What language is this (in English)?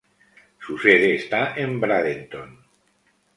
Spanish